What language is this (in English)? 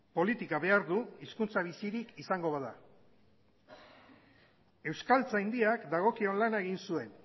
Basque